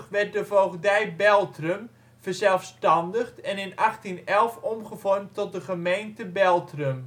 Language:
Dutch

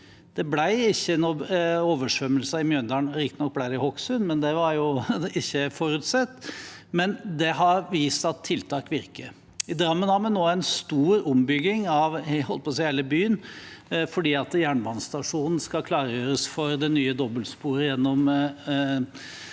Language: Norwegian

